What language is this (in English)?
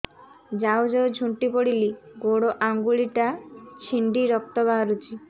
Odia